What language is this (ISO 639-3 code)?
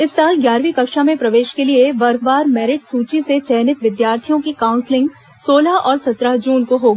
hin